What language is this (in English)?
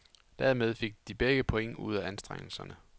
Danish